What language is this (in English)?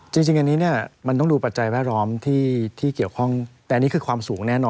Thai